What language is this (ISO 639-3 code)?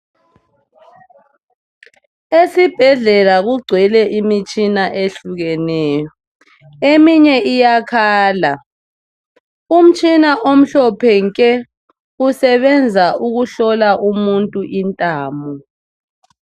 nde